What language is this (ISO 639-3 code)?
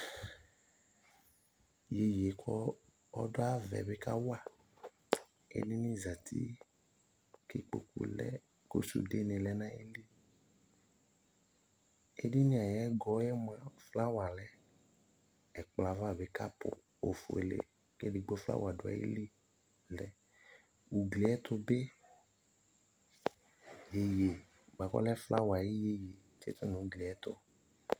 kpo